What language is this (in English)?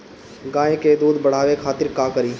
Bhojpuri